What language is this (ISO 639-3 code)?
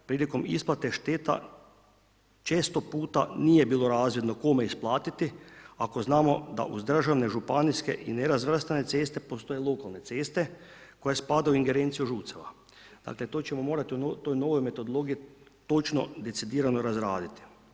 hrv